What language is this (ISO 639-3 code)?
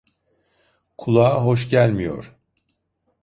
tur